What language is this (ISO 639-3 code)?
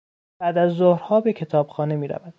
fas